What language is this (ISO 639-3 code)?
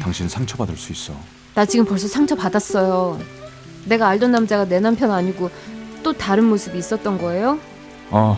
kor